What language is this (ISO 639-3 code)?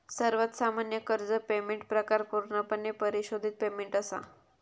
mar